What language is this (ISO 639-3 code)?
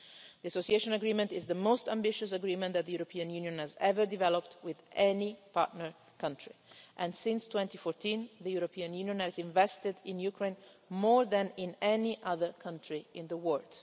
eng